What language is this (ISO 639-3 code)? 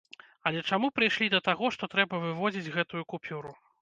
bel